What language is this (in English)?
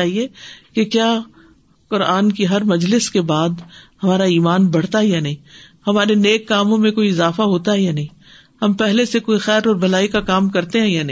Urdu